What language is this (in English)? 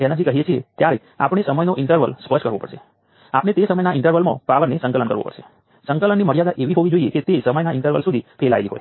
Gujarati